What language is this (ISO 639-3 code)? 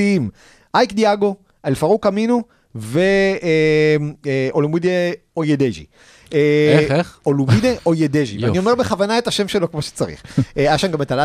heb